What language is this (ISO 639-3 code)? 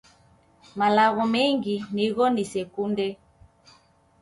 dav